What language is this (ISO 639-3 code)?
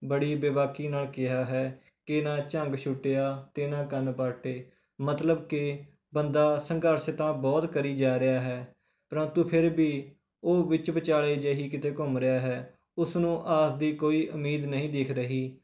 pan